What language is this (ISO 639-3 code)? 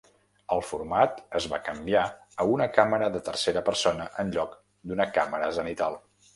cat